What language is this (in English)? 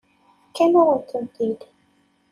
Kabyle